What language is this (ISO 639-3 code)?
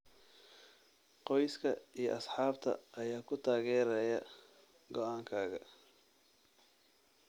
som